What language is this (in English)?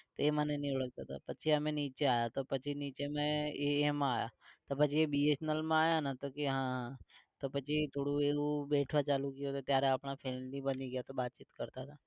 Gujarati